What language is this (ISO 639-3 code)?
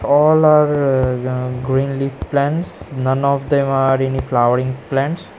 eng